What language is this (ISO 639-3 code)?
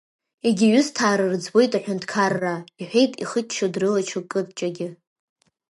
abk